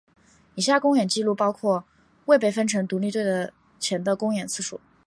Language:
Chinese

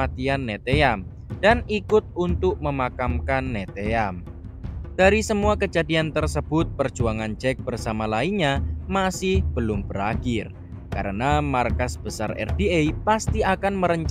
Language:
Indonesian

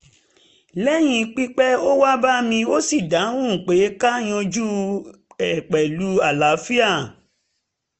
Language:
Yoruba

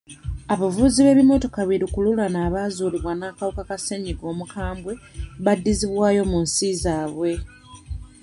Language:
Ganda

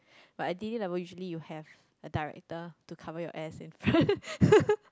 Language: English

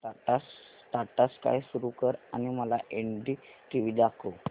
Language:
Marathi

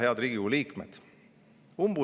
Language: Estonian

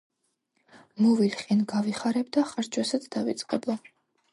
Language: Georgian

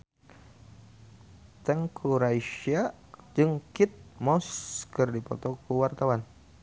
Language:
Sundanese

